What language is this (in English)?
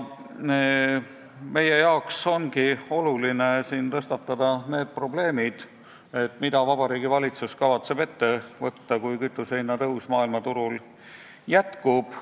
Estonian